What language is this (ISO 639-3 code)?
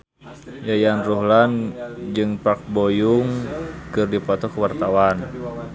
sun